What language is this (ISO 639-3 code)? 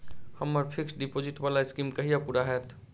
mai